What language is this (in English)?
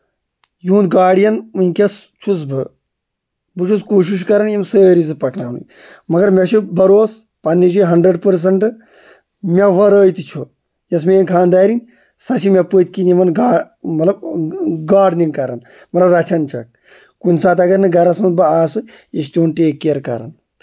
Kashmiri